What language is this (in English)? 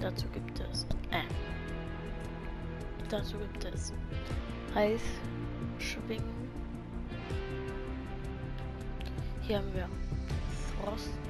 German